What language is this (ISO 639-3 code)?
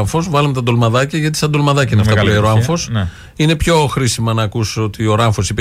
ell